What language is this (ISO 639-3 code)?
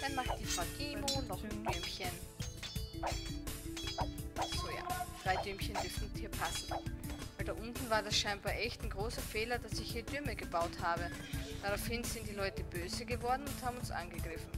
deu